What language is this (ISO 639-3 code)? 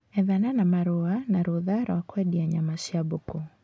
kik